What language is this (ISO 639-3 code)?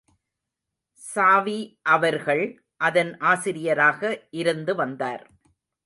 tam